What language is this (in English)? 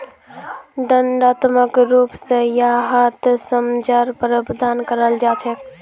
Magahi